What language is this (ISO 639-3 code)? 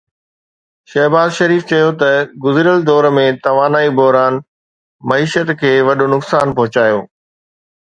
snd